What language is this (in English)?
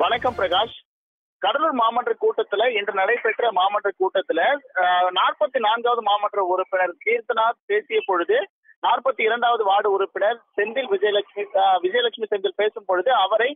Tamil